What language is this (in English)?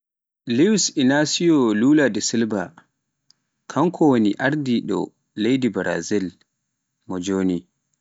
Pular